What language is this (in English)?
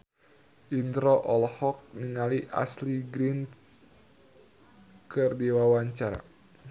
Sundanese